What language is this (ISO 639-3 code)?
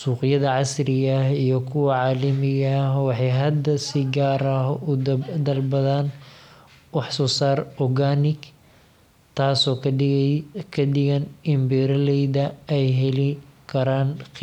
som